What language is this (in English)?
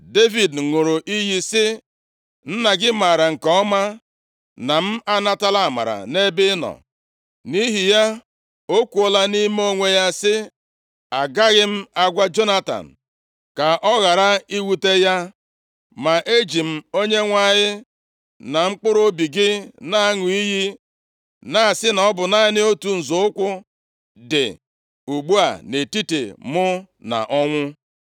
Igbo